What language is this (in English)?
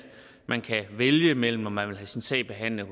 Danish